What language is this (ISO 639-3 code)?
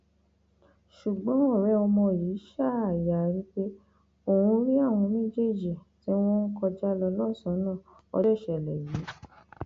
yor